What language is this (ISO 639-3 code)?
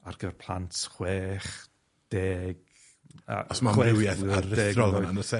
cym